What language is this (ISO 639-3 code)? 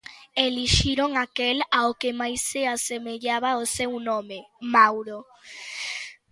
glg